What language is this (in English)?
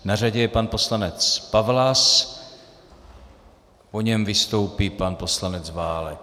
Czech